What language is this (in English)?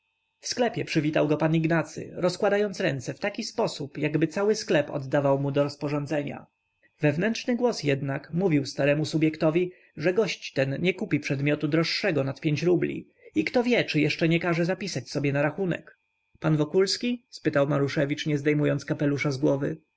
Polish